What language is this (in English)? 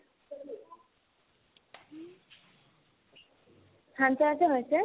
Assamese